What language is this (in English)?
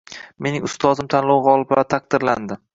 Uzbek